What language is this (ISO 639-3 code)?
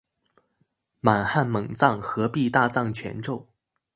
zho